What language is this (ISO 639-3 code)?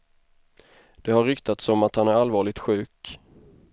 swe